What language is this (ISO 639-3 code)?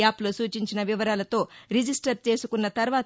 tel